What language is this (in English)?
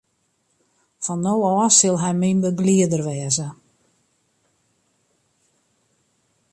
Western Frisian